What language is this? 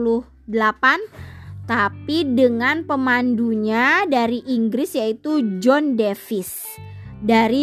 Indonesian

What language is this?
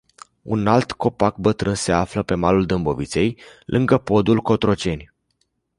Romanian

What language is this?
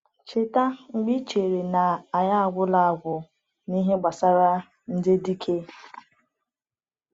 Igbo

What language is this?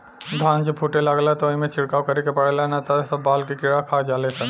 Bhojpuri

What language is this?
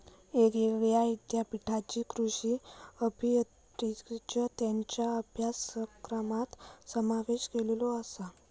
Marathi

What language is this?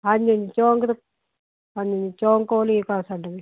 Punjabi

